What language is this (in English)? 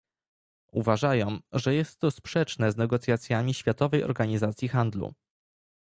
Polish